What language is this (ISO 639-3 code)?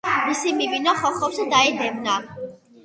kat